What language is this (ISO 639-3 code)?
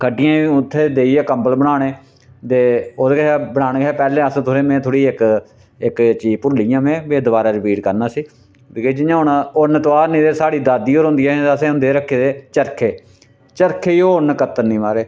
doi